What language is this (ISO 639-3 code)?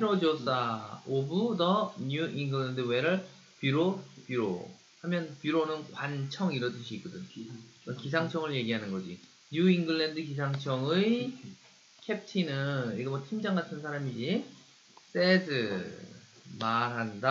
kor